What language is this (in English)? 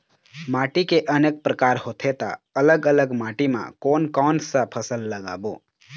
Chhattisgarhi